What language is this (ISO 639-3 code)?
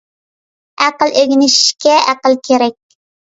uig